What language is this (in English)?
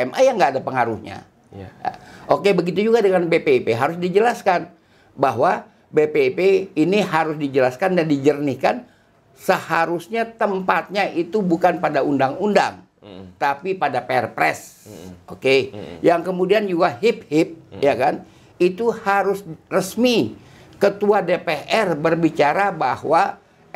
Indonesian